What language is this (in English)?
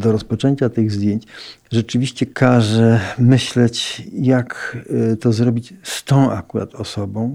Polish